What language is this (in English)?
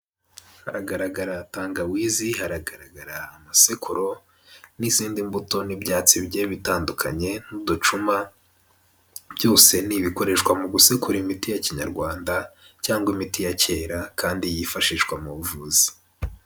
Kinyarwanda